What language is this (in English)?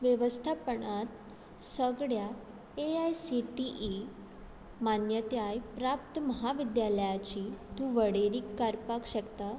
Konkani